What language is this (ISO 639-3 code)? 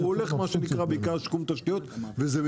heb